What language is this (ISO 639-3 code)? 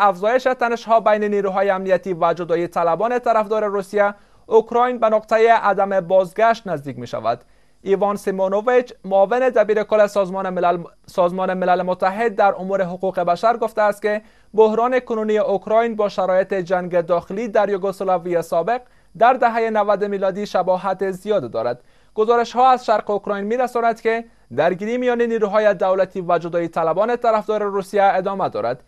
fas